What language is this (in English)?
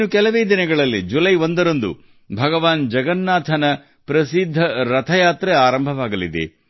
Kannada